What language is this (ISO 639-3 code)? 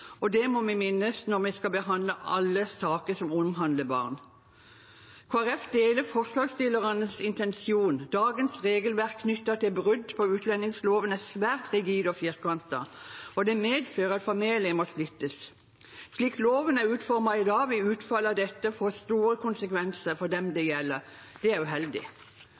nob